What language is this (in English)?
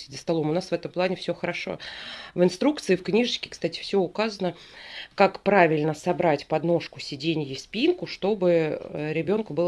Russian